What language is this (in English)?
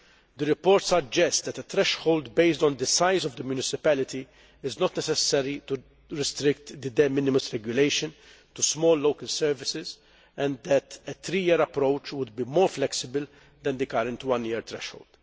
English